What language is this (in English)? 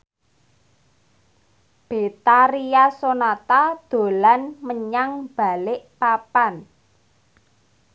Javanese